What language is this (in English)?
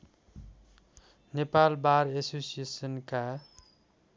Nepali